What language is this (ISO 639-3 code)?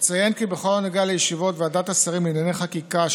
heb